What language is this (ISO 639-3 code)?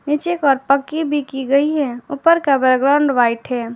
hin